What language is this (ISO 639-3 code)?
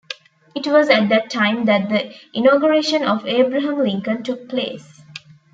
eng